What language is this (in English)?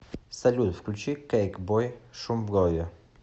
Russian